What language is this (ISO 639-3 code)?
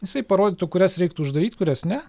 lit